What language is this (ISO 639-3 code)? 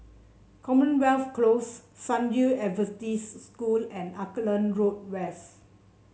eng